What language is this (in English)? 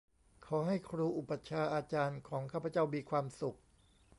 Thai